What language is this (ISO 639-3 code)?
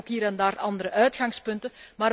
nld